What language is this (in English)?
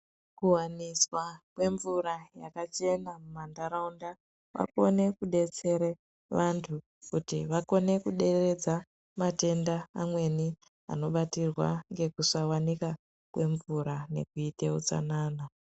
Ndau